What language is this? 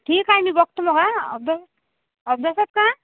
Marathi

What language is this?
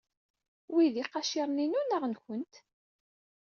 Kabyle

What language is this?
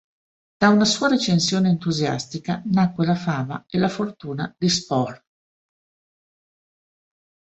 Italian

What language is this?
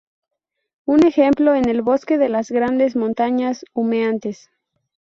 Spanish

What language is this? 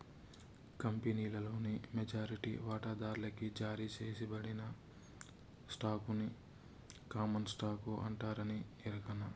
Telugu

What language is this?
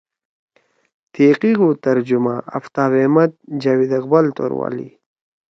Torwali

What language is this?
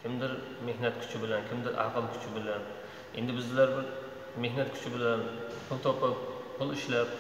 Turkish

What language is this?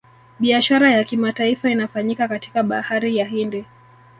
Swahili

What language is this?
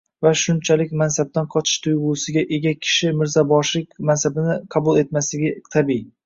Uzbek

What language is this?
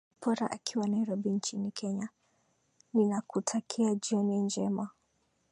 Swahili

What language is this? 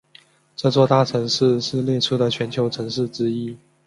Chinese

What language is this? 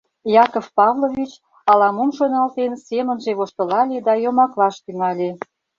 Mari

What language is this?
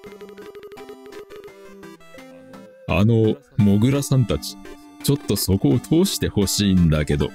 Japanese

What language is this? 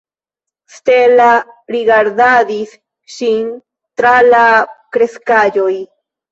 Esperanto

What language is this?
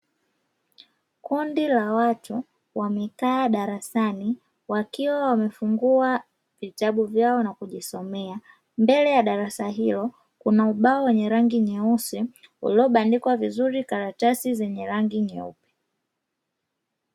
Swahili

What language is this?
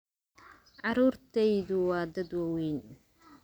Somali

